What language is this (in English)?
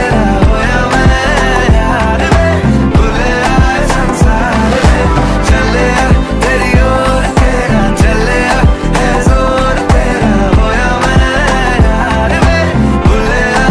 Arabic